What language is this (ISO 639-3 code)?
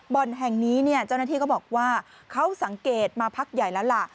tha